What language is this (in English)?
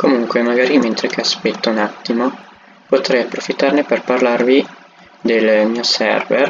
Italian